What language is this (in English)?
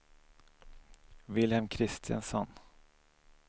Swedish